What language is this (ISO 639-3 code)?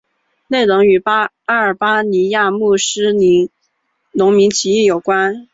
zho